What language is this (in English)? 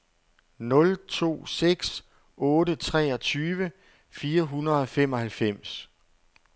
Danish